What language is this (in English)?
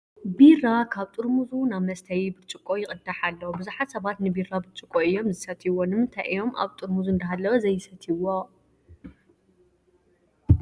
Tigrinya